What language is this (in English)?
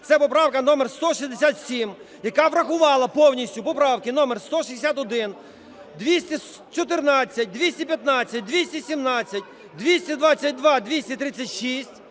Ukrainian